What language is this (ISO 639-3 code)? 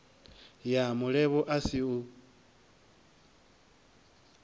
ven